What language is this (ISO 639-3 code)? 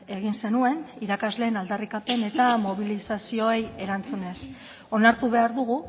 eus